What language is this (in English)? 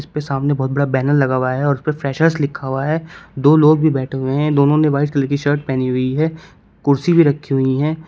Hindi